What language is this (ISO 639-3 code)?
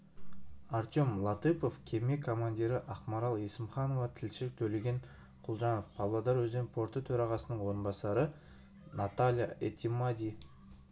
kaz